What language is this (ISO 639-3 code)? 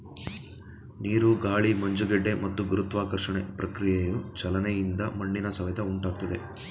kan